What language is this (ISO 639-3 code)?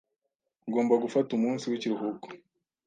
kin